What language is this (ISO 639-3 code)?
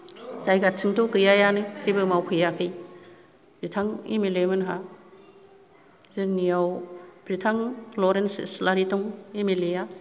brx